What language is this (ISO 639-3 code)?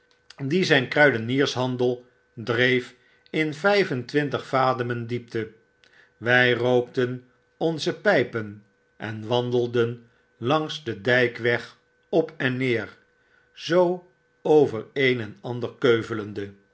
nld